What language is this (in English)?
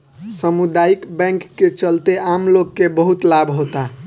Bhojpuri